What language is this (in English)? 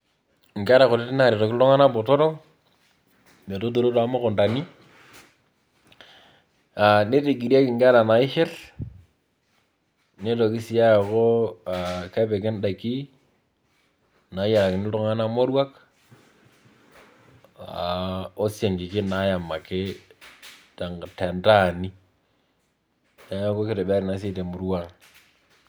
Masai